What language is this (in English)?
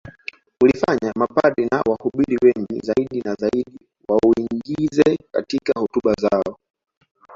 Swahili